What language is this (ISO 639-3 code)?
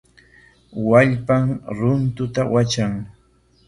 qwa